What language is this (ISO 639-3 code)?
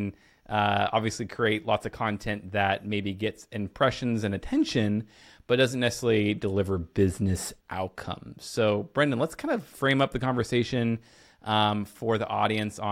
eng